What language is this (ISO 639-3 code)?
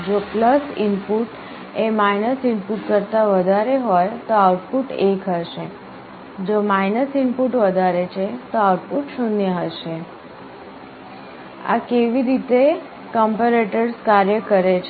guj